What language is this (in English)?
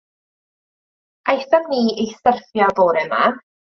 Welsh